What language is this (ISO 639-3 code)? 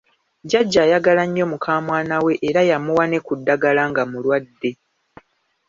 lug